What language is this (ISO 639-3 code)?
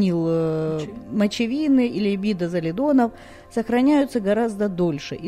rus